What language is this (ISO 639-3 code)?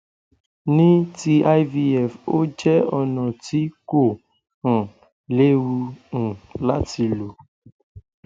yor